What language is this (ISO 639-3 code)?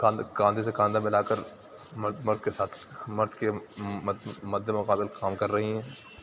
urd